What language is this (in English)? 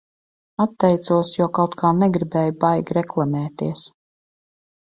Latvian